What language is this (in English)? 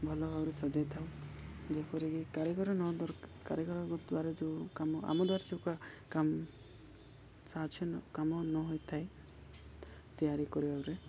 Odia